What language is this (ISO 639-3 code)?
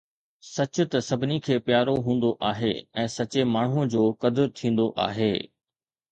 snd